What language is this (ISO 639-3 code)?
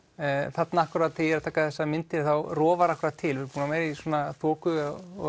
isl